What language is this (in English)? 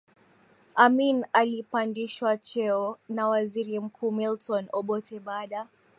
Swahili